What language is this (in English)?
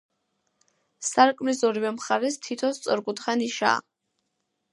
Georgian